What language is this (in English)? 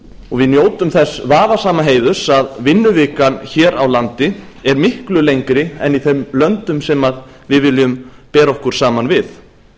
Icelandic